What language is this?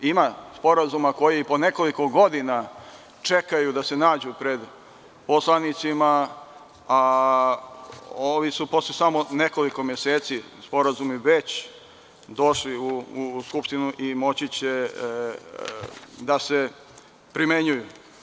Serbian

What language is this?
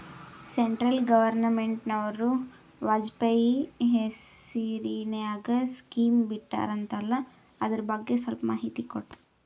Kannada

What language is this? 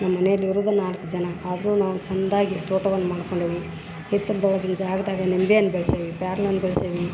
Kannada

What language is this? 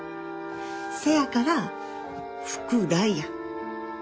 Japanese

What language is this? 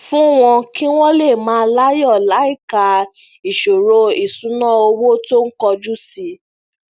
Yoruba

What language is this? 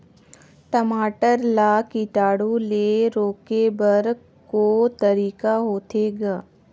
Chhattisgarhi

